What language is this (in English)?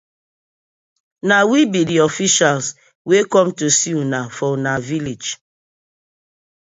Nigerian Pidgin